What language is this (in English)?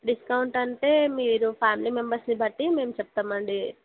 Telugu